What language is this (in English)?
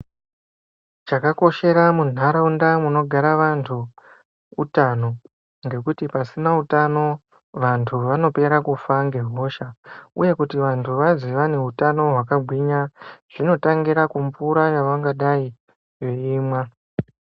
Ndau